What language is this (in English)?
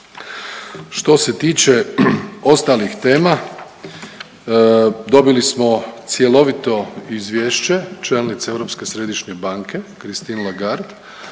Croatian